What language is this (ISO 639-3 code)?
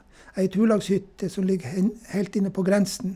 nor